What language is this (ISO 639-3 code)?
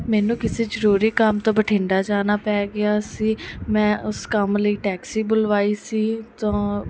pan